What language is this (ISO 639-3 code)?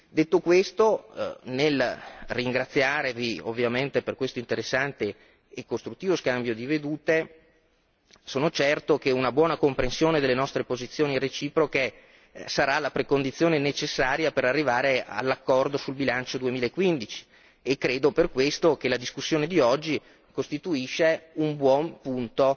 ita